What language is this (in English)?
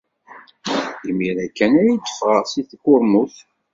Kabyle